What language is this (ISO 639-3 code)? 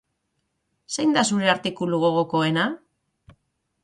eus